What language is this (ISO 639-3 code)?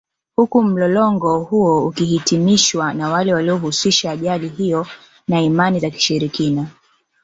swa